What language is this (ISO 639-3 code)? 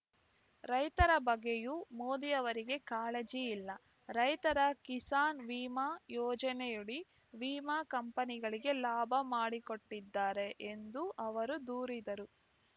kan